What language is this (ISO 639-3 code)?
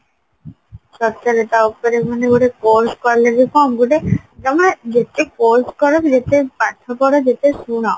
ori